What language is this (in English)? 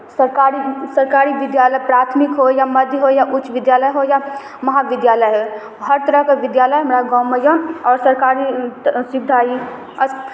Maithili